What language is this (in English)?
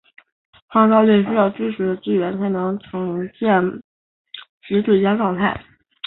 Chinese